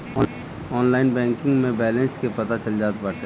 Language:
Bhojpuri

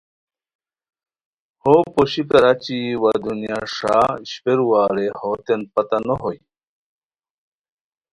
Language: Khowar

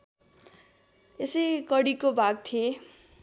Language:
Nepali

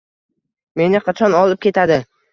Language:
Uzbek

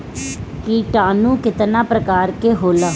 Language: Bhojpuri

